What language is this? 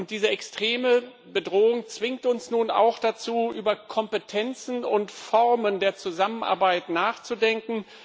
German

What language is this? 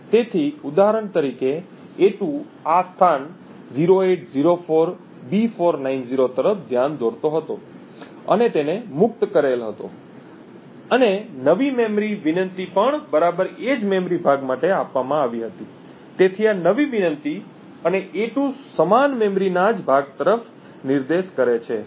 Gujarati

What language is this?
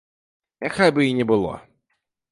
Belarusian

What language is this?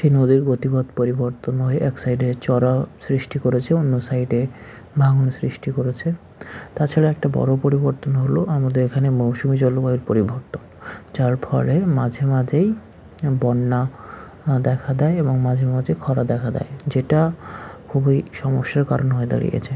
Bangla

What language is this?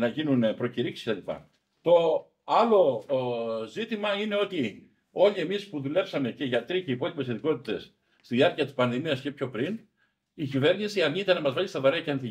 Greek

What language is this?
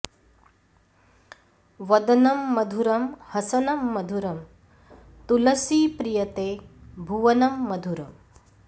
Sanskrit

